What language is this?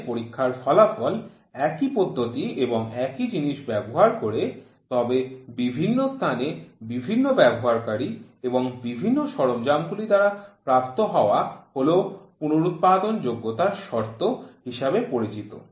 Bangla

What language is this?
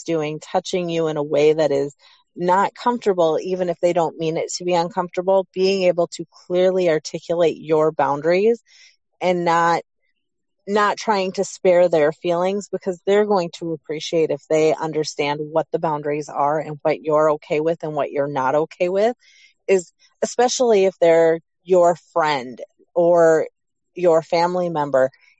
English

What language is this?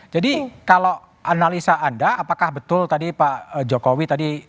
Indonesian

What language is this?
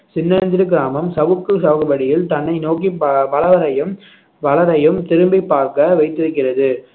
Tamil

